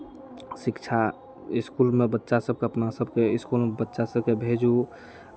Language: Maithili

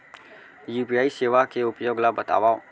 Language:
Chhattisgarhi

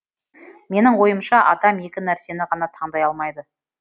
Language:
Kazakh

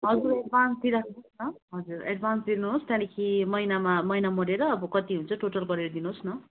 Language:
Nepali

